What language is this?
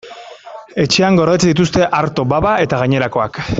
Basque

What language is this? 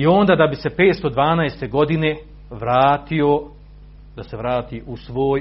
Croatian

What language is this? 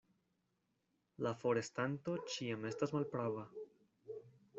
Esperanto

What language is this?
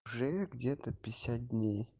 Russian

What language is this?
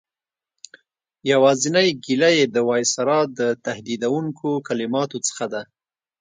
Pashto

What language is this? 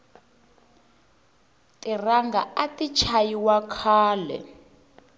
Tsonga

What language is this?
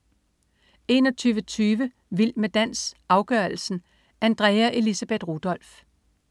Danish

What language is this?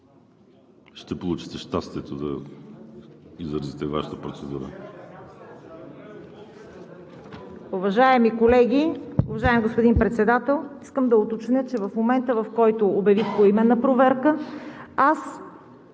Bulgarian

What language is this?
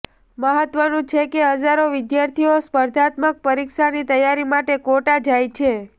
Gujarati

